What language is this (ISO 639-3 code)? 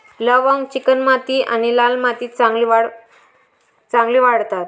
mar